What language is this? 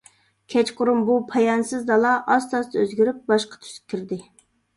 Uyghur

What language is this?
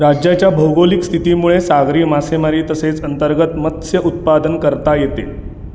Marathi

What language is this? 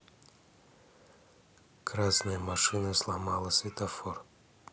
Russian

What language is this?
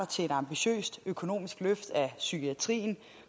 Danish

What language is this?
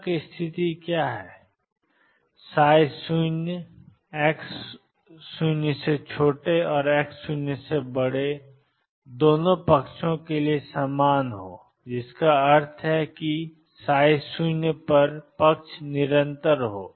Hindi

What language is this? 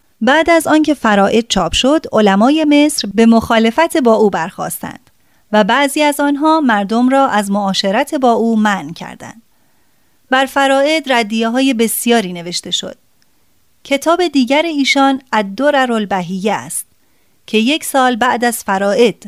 Persian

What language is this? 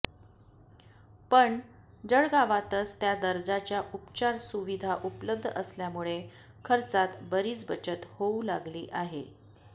Marathi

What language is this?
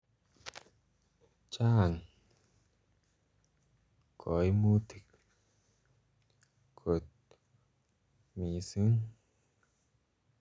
Kalenjin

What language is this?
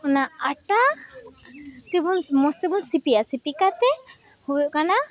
Santali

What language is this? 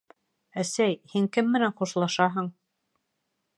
Bashkir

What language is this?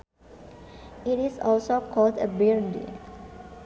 Sundanese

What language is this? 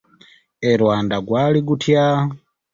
Ganda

